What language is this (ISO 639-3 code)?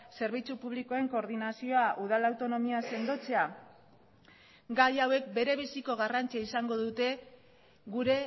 eus